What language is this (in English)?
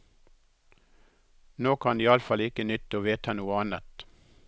Norwegian